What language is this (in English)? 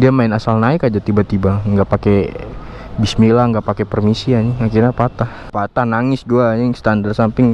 Indonesian